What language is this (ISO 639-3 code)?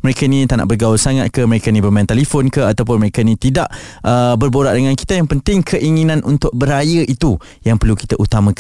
msa